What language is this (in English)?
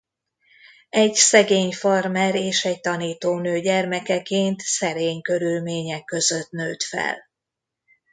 Hungarian